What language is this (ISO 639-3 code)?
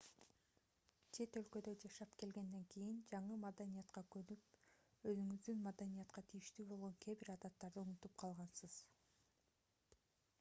kir